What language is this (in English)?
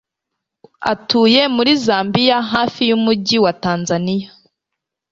Kinyarwanda